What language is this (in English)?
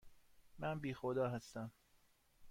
Persian